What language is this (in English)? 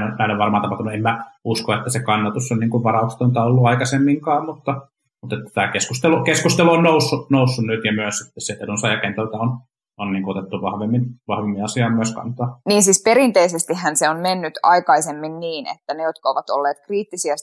Finnish